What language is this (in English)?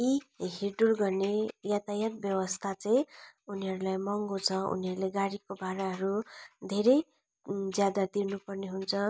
Nepali